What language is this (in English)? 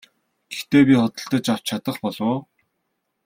Mongolian